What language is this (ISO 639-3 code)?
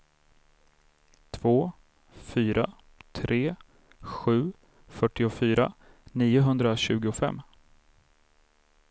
swe